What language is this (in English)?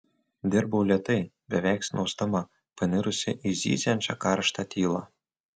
Lithuanian